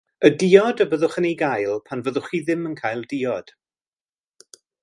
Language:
Welsh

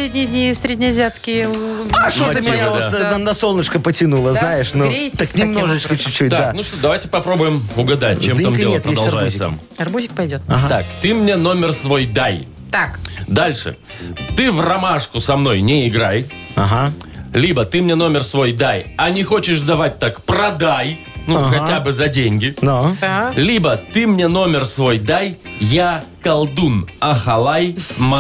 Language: Russian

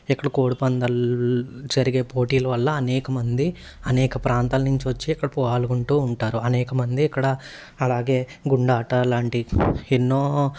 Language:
Telugu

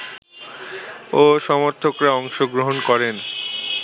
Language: Bangla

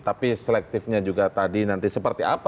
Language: Indonesian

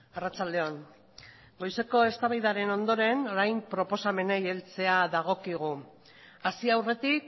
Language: Basque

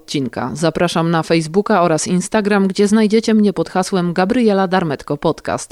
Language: Polish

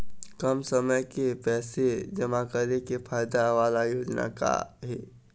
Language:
Chhattisgarhi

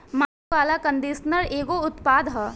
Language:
Bhojpuri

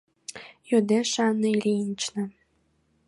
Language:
Mari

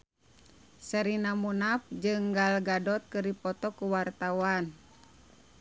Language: Sundanese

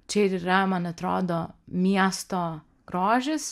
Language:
Lithuanian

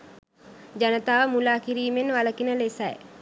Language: Sinhala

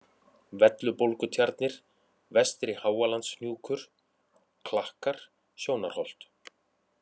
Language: Icelandic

